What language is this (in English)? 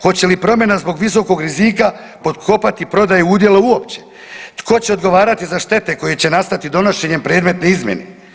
Croatian